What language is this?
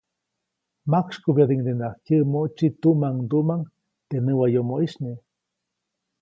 Copainalá Zoque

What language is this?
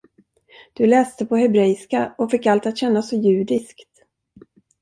Swedish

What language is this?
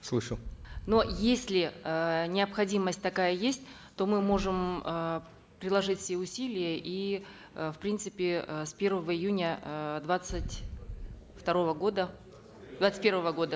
Kazakh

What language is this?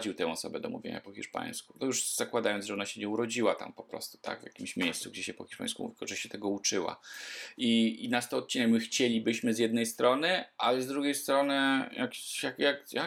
Polish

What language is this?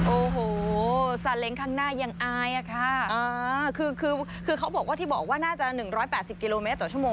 Thai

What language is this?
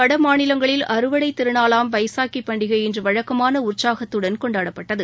Tamil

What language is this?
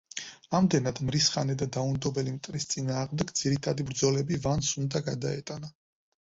Georgian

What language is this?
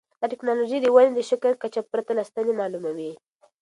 Pashto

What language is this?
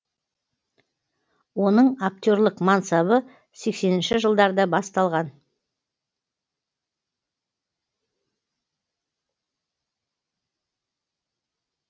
Kazakh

